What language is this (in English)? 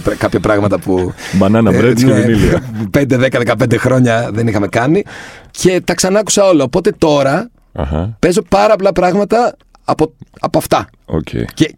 Greek